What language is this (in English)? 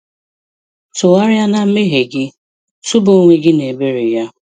Igbo